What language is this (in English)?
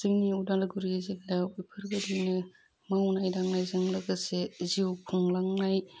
Bodo